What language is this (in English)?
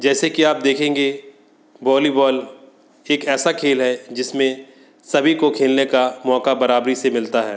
Hindi